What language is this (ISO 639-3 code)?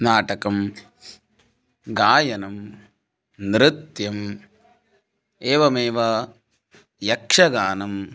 san